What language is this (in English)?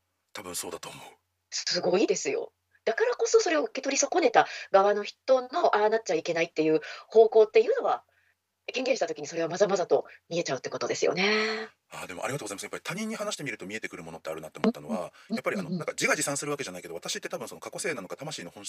Japanese